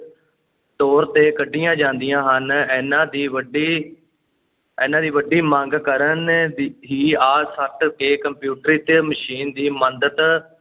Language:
Punjabi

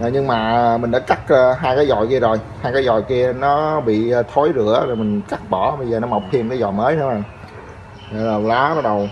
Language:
Vietnamese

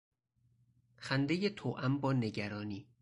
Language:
Persian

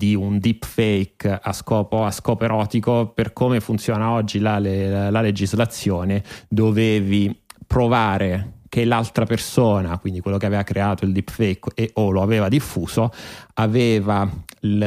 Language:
Italian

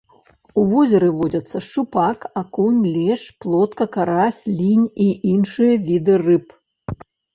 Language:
Belarusian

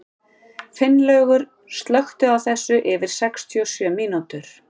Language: Icelandic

